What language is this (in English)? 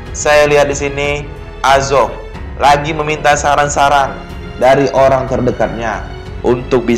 Indonesian